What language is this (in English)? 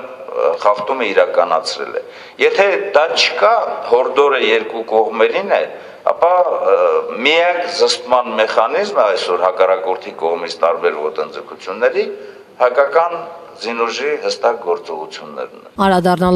Romanian